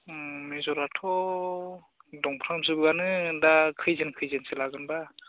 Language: Bodo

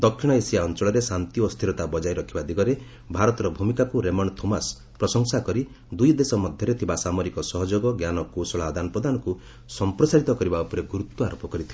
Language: Odia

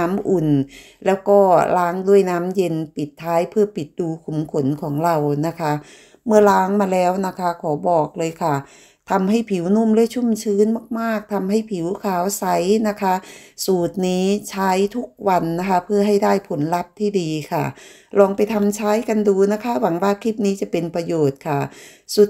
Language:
Thai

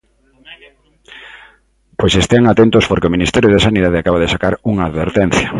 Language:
Galician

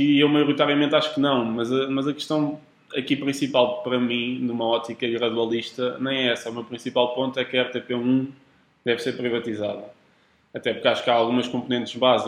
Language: Portuguese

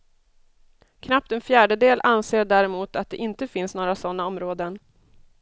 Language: Swedish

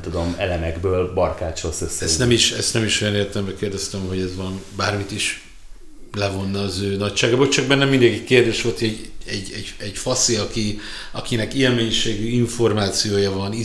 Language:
Hungarian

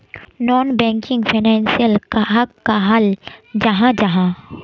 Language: Magahi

